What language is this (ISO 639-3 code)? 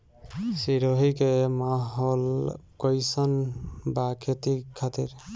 bho